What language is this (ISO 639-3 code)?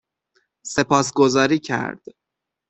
fas